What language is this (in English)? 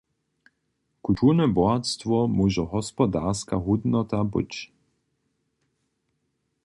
Upper Sorbian